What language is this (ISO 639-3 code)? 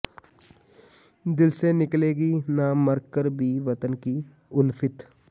pan